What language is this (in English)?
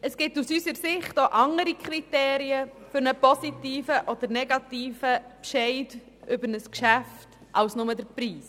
Swiss German